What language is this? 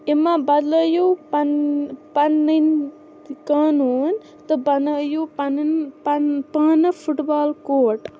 Kashmiri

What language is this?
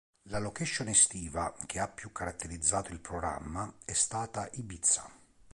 Italian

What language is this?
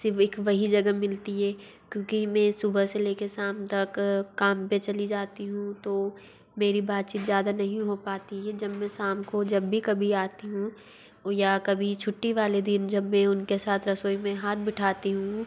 Hindi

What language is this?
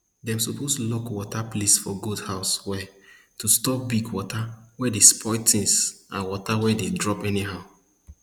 Nigerian Pidgin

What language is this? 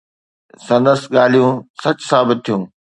Sindhi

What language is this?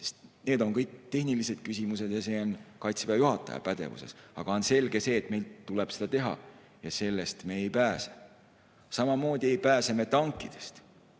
Estonian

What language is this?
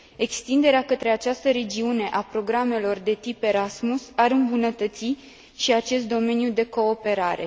Romanian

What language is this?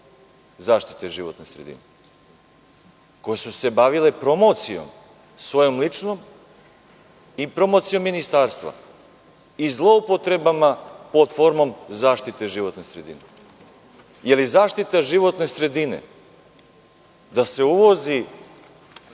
Serbian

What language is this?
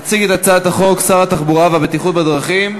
Hebrew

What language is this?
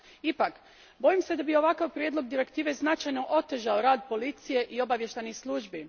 Croatian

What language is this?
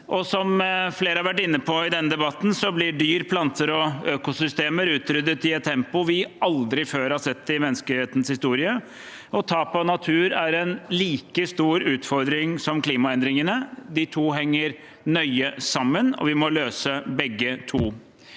Norwegian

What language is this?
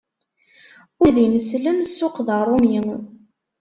Kabyle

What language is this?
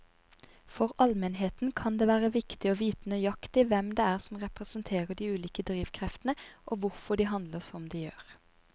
Norwegian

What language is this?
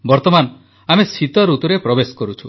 Odia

